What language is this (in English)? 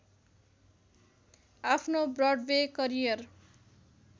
Nepali